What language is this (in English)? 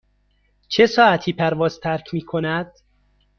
Persian